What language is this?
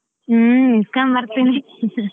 Kannada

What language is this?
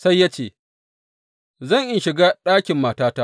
Hausa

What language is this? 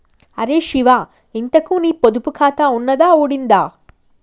Telugu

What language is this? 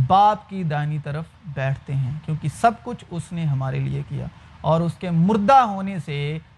Urdu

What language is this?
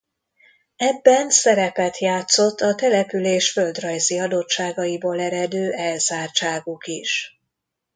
Hungarian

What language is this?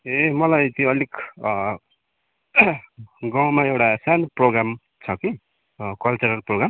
Nepali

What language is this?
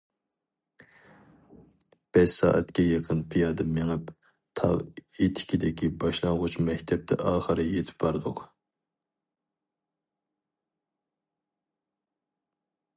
Uyghur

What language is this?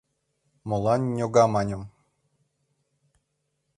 Mari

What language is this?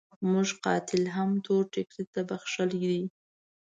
Pashto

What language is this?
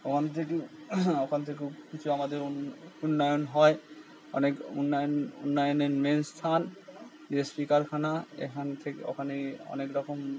Bangla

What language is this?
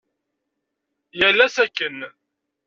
Kabyle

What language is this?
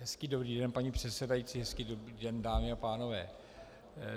Czech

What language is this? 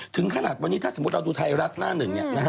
Thai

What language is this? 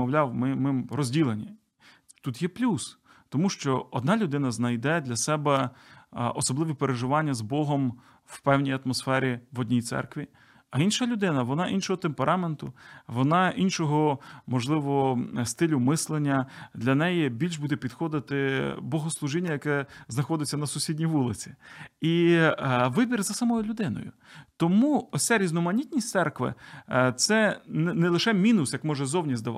Ukrainian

